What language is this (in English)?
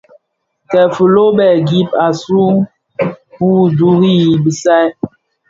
Bafia